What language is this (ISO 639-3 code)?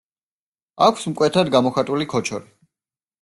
kat